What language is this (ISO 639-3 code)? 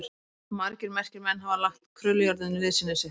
isl